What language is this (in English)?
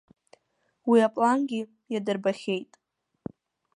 Abkhazian